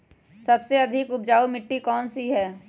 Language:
Magahi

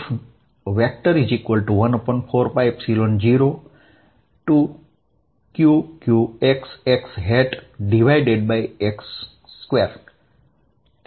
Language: Gujarati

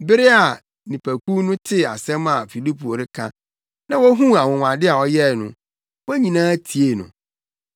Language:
Akan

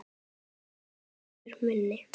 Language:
Icelandic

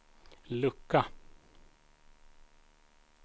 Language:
Swedish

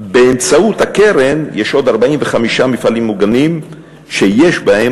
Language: Hebrew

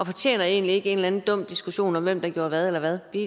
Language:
Danish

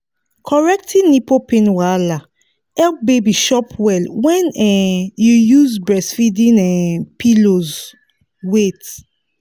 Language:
Nigerian Pidgin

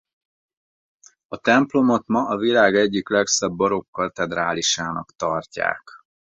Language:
Hungarian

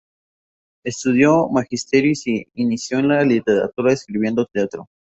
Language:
Spanish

